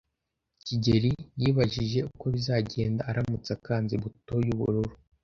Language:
Kinyarwanda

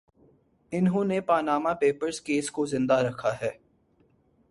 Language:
Urdu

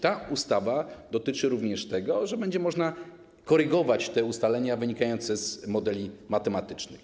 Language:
Polish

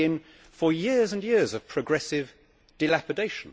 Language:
English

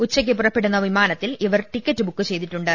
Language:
Malayalam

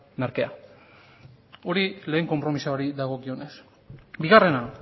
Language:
Basque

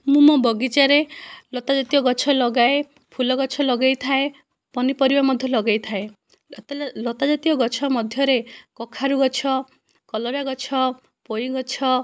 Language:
Odia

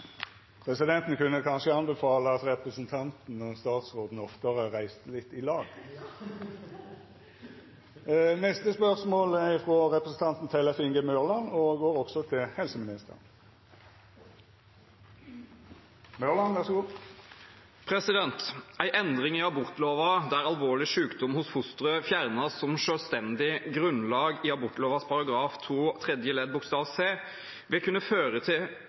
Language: Norwegian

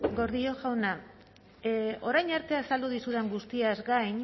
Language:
Basque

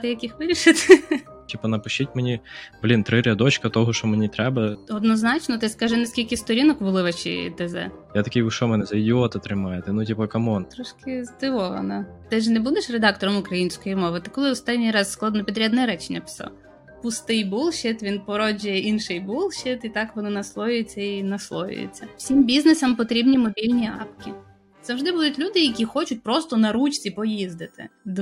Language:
Ukrainian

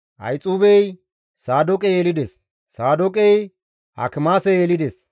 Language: Gamo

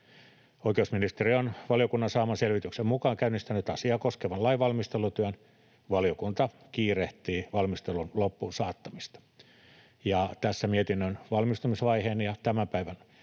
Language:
Finnish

